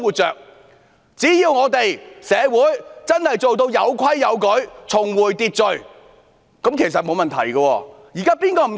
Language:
Cantonese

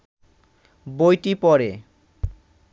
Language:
Bangla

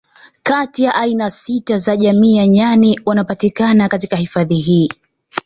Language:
Swahili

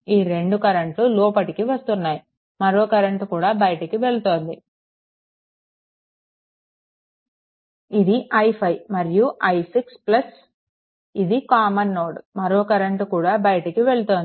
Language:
Telugu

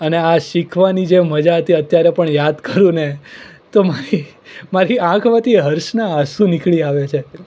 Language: Gujarati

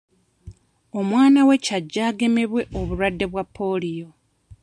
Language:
Ganda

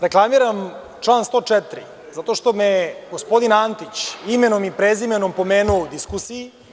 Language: Serbian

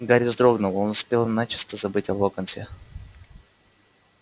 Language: Russian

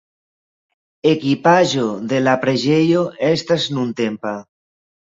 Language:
Esperanto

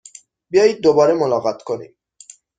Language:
Persian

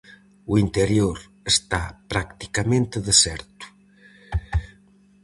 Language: Galician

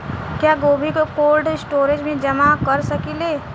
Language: Bhojpuri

